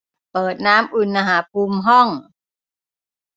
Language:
Thai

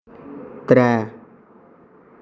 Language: Dogri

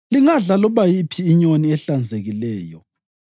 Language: North Ndebele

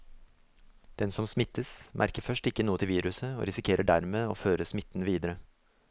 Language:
Norwegian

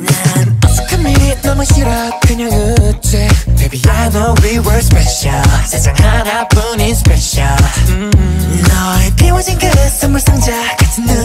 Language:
Korean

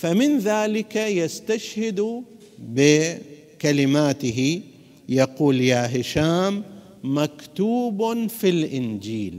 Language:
Arabic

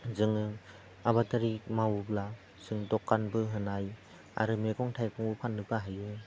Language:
Bodo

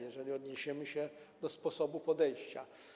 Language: Polish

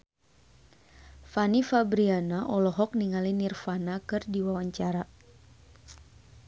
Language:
Sundanese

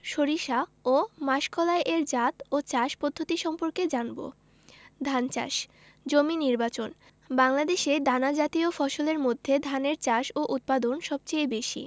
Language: Bangla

